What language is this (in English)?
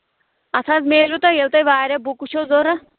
Kashmiri